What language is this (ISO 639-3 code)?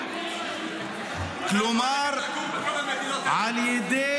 heb